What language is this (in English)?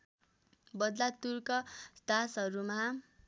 Nepali